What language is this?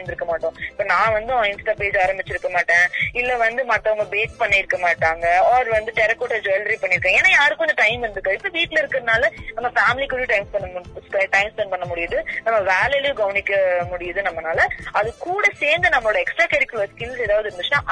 Tamil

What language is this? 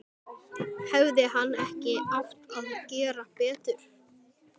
Icelandic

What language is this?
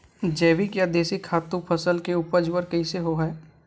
Chhattisgarhi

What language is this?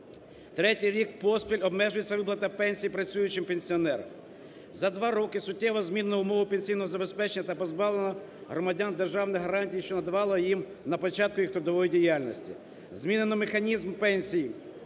Ukrainian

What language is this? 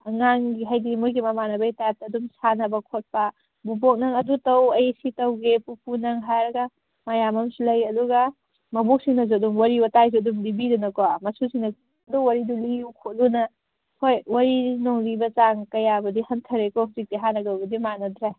Manipuri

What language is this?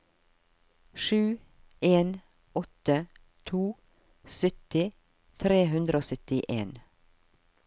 Norwegian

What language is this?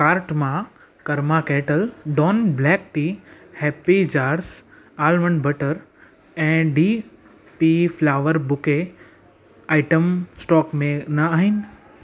Sindhi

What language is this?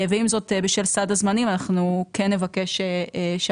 Hebrew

